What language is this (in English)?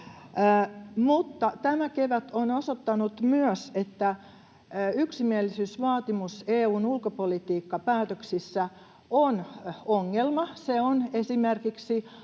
Finnish